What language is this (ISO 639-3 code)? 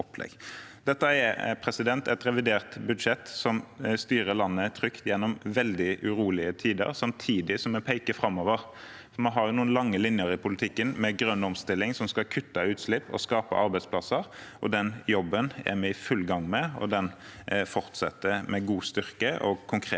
nor